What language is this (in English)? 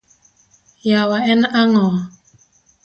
Luo (Kenya and Tanzania)